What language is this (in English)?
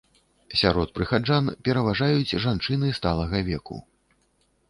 Belarusian